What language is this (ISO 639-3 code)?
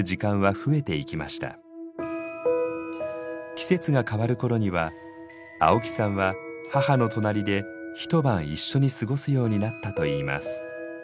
jpn